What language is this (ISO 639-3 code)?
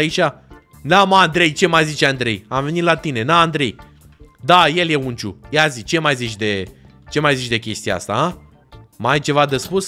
ron